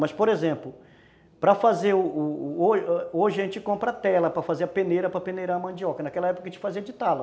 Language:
Portuguese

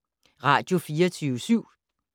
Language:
Danish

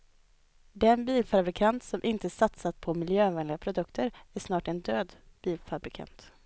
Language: Swedish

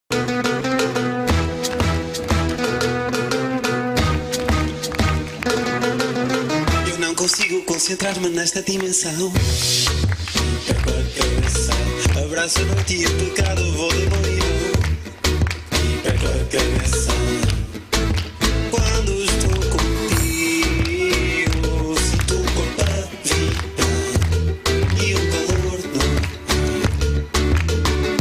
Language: Arabic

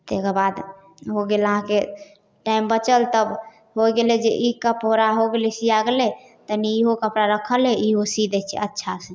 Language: Maithili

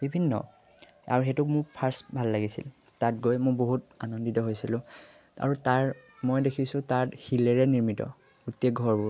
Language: Assamese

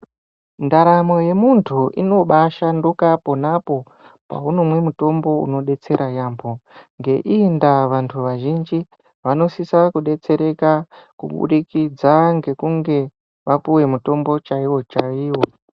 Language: Ndau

